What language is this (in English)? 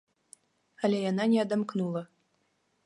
Belarusian